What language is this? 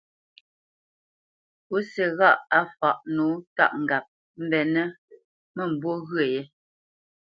Bamenyam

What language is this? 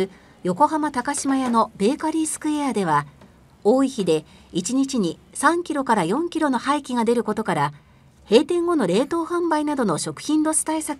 Japanese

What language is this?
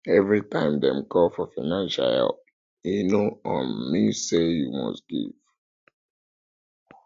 Nigerian Pidgin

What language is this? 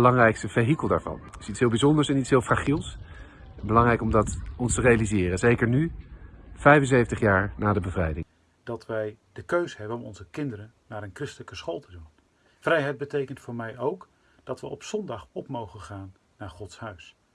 Dutch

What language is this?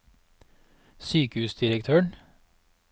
Norwegian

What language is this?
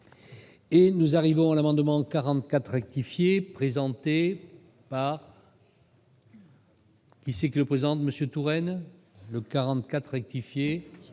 French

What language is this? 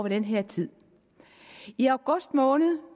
Danish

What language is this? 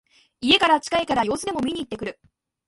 Japanese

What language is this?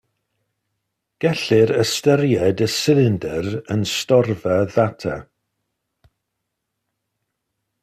Welsh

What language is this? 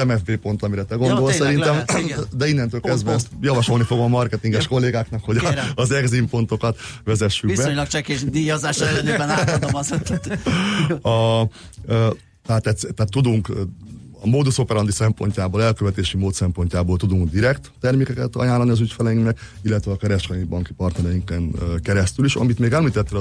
Hungarian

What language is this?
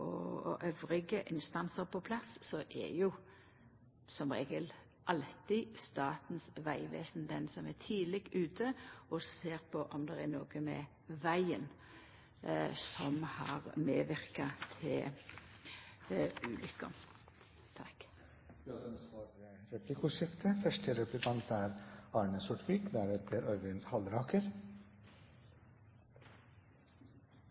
Norwegian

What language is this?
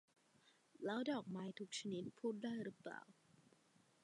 Thai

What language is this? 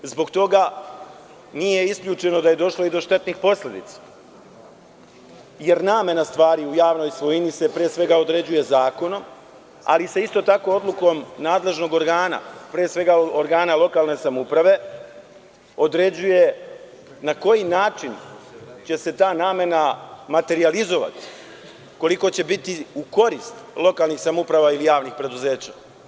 Serbian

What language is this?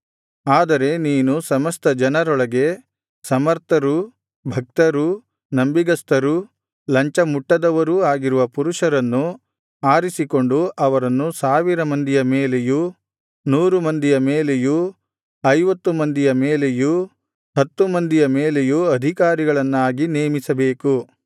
Kannada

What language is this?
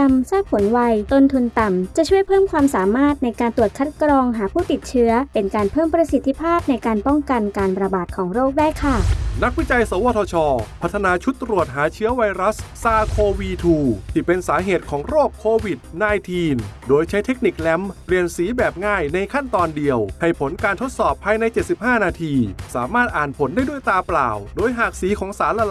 Thai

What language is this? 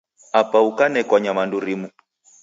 Taita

